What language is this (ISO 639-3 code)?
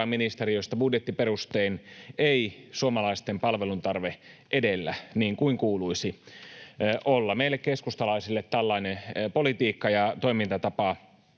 fin